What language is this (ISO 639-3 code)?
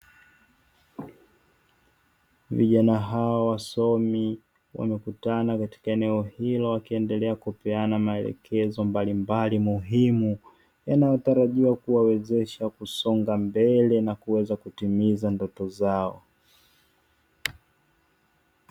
swa